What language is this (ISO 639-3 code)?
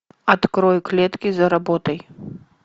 rus